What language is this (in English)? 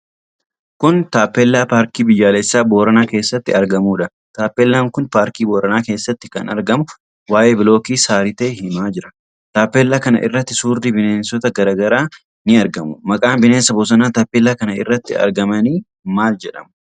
Oromo